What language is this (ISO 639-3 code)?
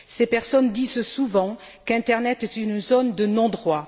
fra